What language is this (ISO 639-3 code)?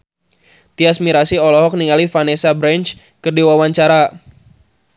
sun